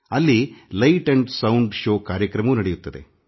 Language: Kannada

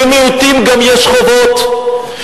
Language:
Hebrew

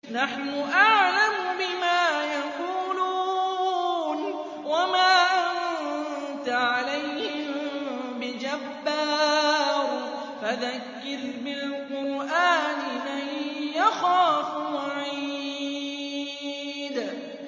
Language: Arabic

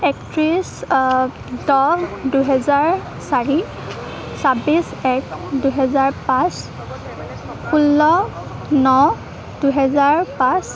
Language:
Assamese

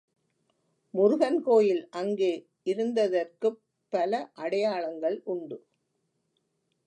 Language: Tamil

